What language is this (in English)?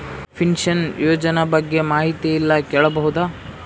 Kannada